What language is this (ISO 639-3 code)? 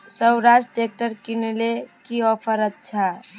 mag